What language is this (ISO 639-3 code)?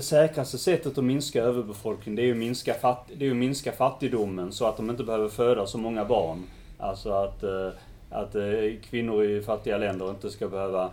swe